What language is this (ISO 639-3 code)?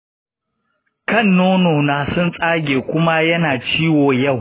hau